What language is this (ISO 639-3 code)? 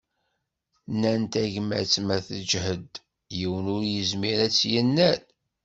kab